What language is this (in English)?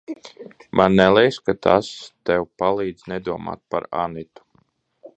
Latvian